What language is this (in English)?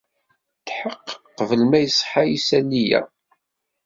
Kabyle